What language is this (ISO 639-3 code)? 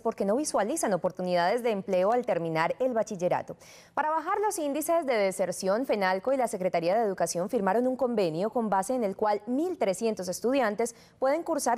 spa